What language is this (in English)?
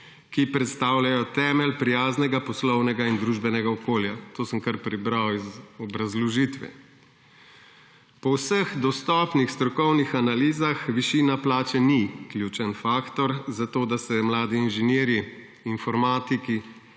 Slovenian